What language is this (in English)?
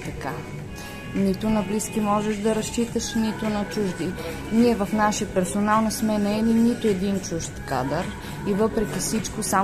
Bulgarian